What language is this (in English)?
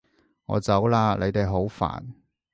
Cantonese